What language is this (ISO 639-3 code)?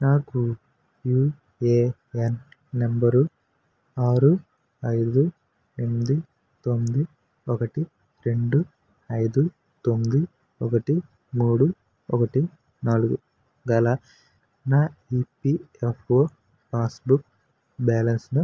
tel